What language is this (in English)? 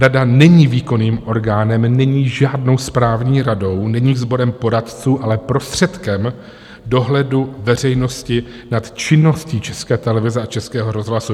Czech